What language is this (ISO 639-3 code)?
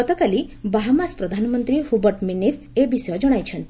ori